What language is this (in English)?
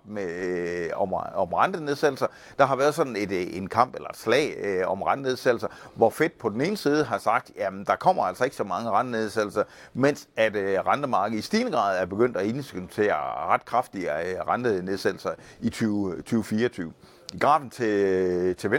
Danish